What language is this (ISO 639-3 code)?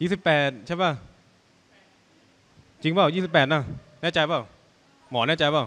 tha